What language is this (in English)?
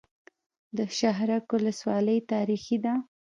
Pashto